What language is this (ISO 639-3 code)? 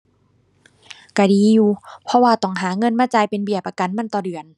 tha